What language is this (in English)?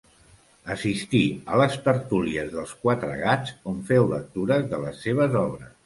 Catalan